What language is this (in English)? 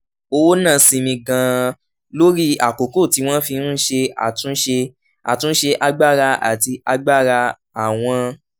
Yoruba